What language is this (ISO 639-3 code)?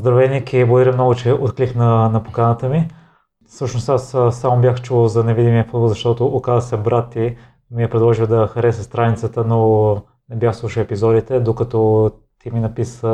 bul